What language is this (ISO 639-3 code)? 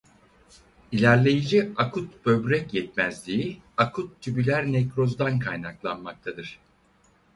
tur